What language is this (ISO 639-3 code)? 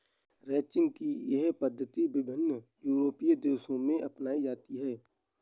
hin